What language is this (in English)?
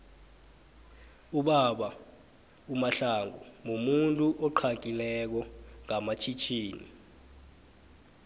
South Ndebele